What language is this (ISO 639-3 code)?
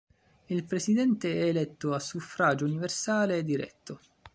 ita